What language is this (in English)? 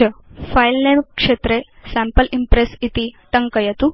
Sanskrit